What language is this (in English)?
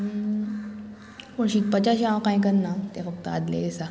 Konkani